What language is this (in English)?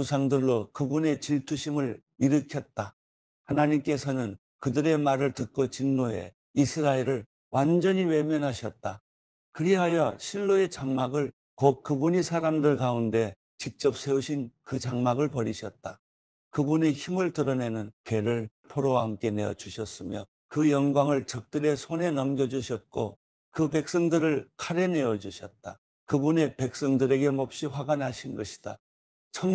Korean